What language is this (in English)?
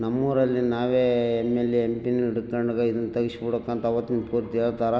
Kannada